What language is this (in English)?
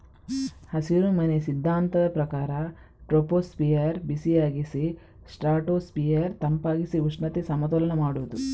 Kannada